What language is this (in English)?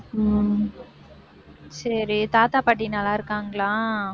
Tamil